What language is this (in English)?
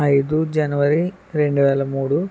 Telugu